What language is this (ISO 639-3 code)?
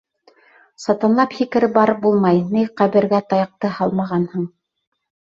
bak